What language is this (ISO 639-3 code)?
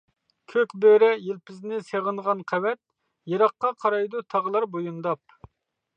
uig